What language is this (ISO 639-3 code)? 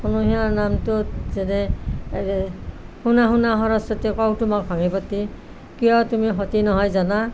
asm